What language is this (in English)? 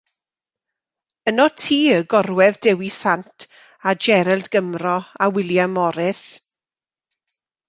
Welsh